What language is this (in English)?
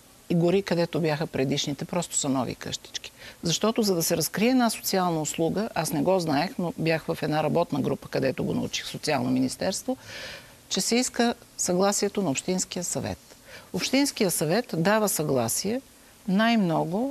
Bulgarian